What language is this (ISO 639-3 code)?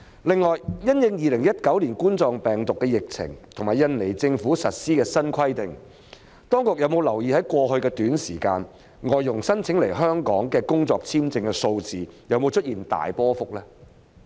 yue